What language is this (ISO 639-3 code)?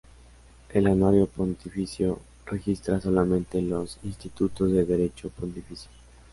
spa